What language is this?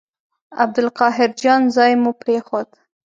Pashto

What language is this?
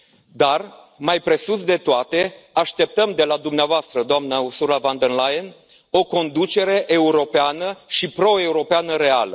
Romanian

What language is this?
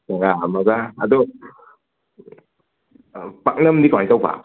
Manipuri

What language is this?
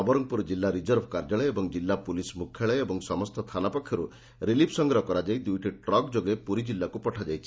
Odia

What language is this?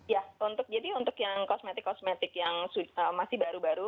Indonesian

